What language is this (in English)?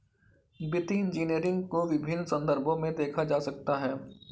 Hindi